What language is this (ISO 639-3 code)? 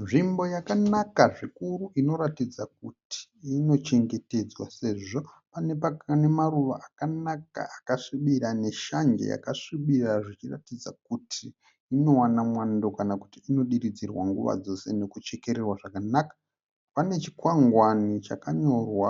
sna